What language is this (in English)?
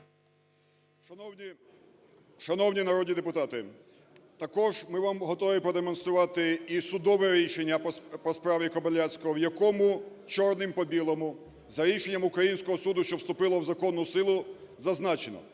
Ukrainian